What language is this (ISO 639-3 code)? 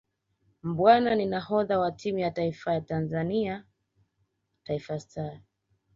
swa